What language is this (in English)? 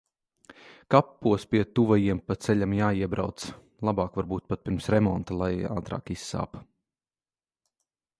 Latvian